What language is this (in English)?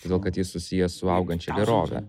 Lithuanian